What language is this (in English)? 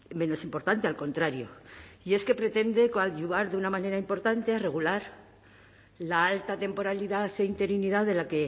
Spanish